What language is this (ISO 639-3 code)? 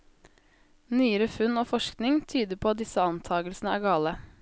nor